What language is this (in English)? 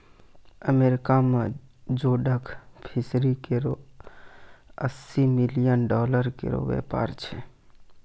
Maithili